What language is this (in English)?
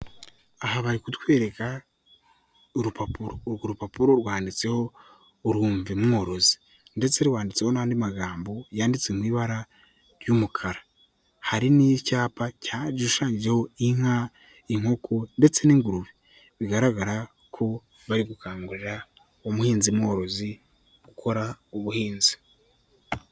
Kinyarwanda